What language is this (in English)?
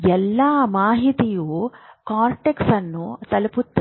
Kannada